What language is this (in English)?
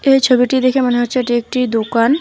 Bangla